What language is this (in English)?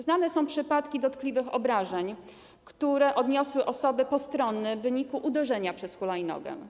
Polish